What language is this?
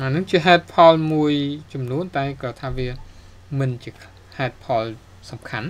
Thai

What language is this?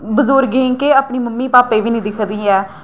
Dogri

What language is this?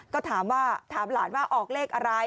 Thai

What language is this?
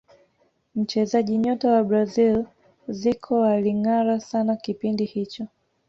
Swahili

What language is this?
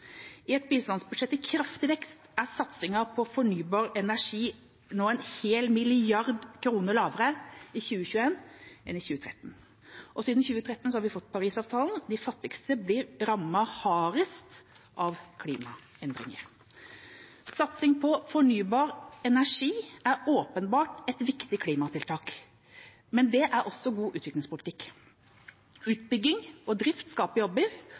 Norwegian Bokmål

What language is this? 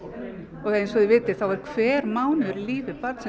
Icelandic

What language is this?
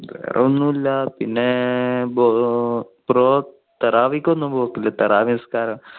Malayalam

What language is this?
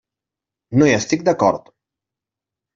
Catalan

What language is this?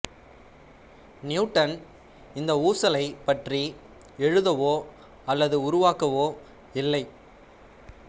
Tamil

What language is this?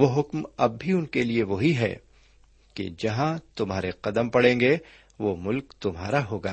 Urdu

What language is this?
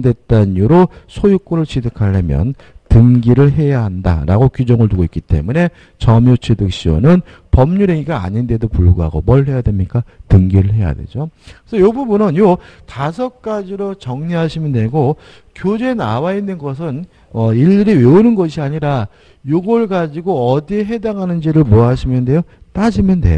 Korean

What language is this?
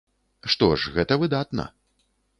Belarusian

